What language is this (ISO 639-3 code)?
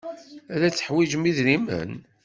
kab